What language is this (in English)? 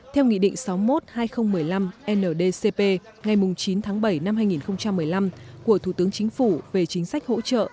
Vietnamese